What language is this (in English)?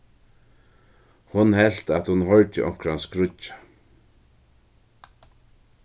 Faroese